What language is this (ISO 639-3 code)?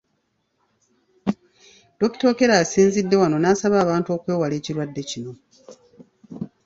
lug